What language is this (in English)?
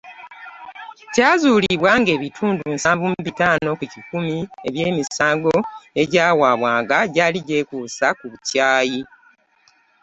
Ganda